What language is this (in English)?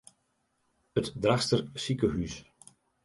Western Frisian